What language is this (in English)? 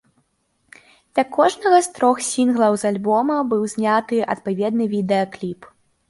Belarusian